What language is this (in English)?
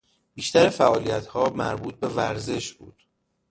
Persian